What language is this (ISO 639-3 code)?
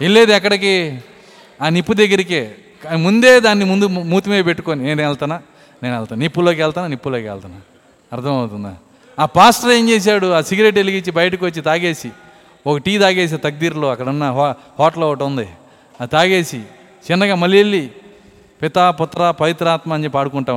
tel